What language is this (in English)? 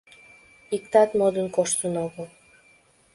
Mari